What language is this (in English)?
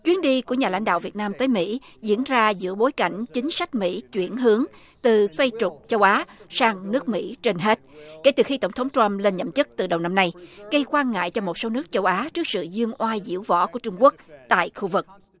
Vietnamese